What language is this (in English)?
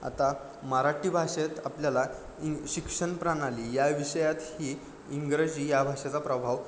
Marathi